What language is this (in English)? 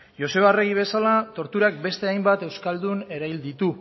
Basque